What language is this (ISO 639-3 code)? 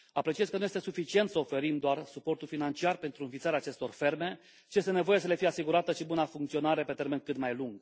ron